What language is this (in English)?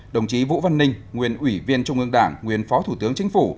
Vietnamese